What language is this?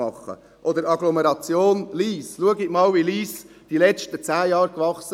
Swiss German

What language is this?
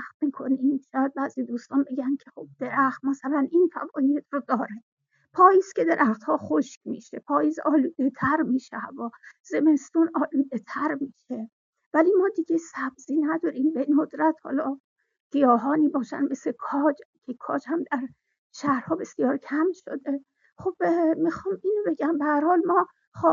Persian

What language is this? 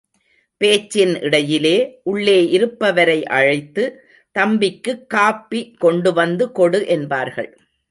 Tamil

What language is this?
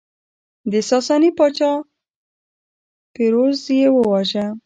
Pashto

